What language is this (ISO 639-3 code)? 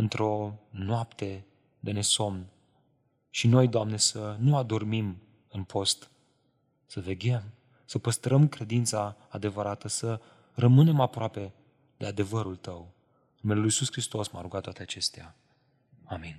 ron